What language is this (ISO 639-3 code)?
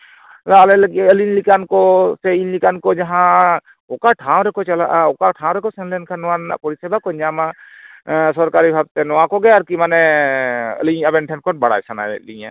sat